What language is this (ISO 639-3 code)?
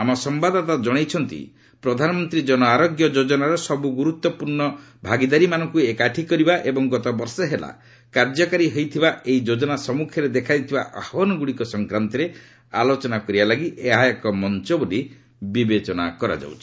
ori